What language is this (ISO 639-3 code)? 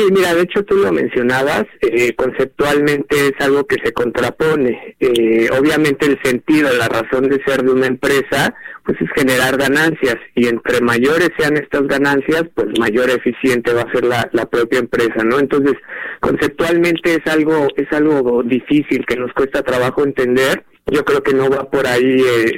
spa